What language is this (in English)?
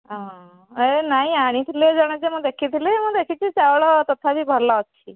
Odia